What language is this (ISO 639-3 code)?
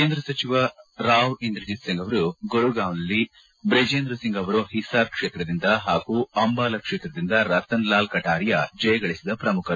kan